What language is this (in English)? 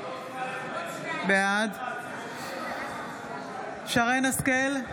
Hebrew